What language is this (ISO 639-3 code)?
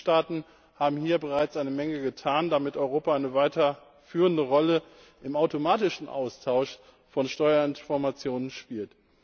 deu